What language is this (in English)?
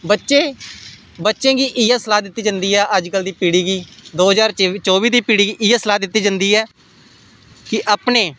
Dogri